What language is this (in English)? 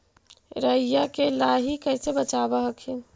Magahi